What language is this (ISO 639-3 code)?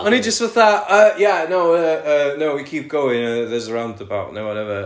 cym